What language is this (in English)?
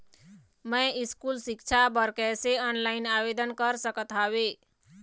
Chhattisgarhi